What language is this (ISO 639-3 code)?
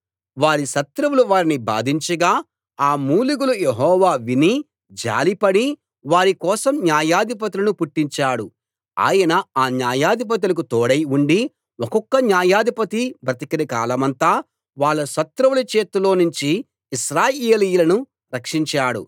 tel